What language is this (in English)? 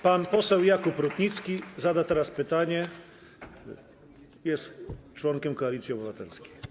Polish